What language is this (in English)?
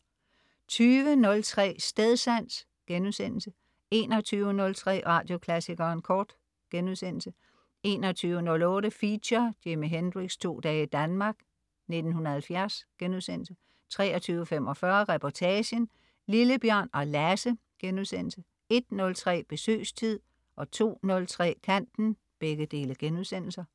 Danish